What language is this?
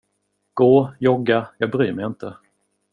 Swedish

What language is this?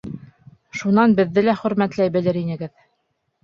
Bashkir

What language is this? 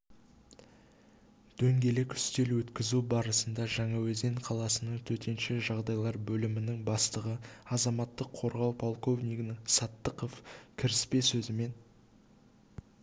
Kazakh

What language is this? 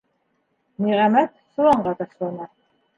Bashkir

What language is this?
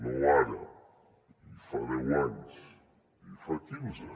Catalan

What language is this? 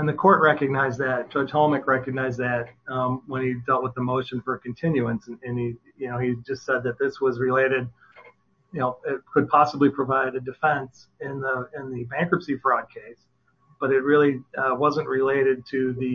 English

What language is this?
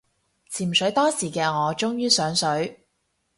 Cantonese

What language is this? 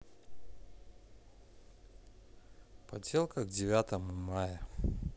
Russian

